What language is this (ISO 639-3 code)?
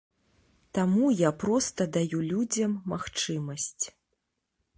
bel